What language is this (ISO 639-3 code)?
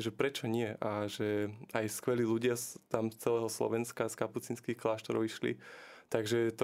slk